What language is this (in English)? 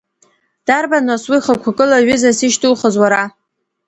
Abkhazian